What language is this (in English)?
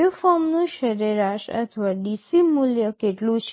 Gujarati